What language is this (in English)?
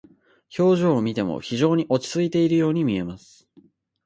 Japanese